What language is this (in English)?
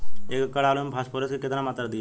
Bhojpuri